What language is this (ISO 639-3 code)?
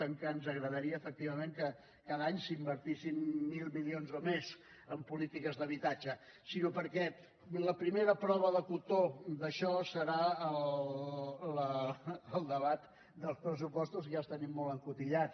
cat